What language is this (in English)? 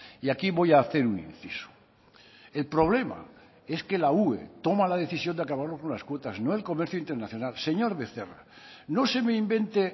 Spanish